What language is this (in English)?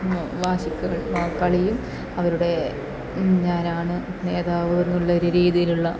Malayalam